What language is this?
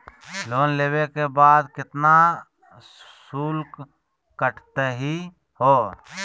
Magahi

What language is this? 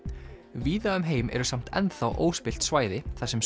Icelandic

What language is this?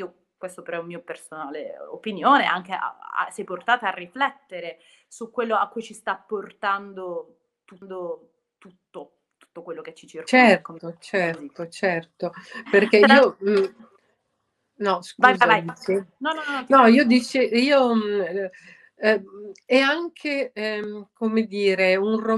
Italian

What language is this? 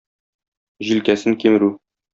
Tatar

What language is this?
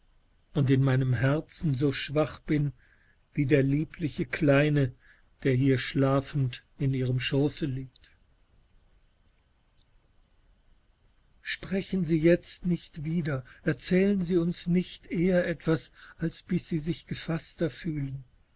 German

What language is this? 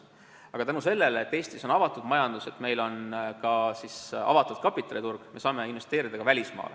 Estonian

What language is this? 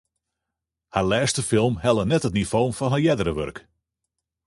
Western Frisian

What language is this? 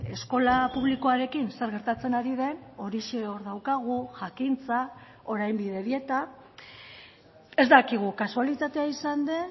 Basque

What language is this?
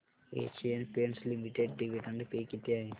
Marathi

